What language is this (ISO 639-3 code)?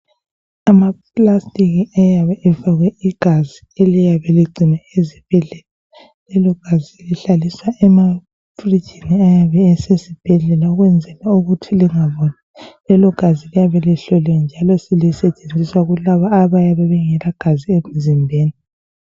nde